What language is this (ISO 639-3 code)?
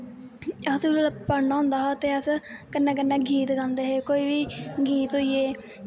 doi